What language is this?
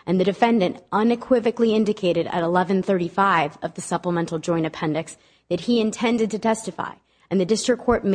English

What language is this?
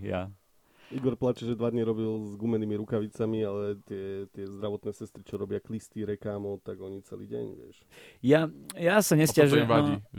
Slovak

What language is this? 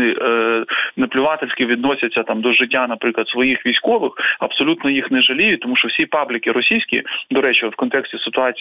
Ukrainian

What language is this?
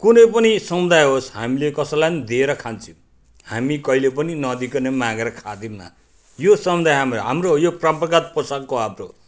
Nepali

